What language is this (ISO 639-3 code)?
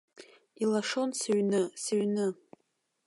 abk